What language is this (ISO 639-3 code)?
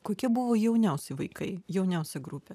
lit